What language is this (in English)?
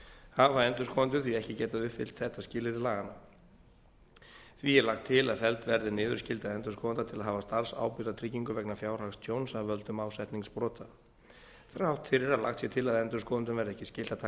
Icelandic